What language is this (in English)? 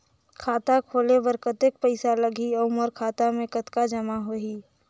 Chhattisgarhi